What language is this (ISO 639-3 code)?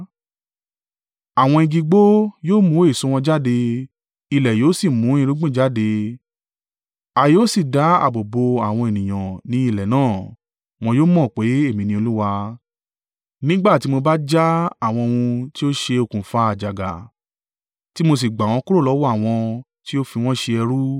yor